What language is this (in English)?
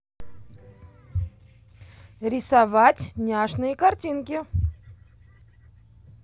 Russian